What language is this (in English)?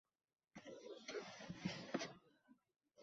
Uzbek